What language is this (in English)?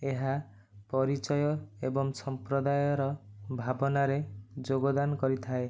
Odia